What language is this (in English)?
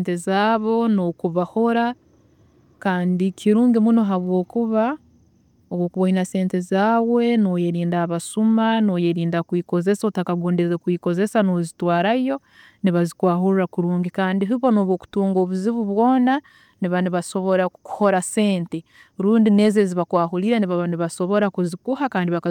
Tooro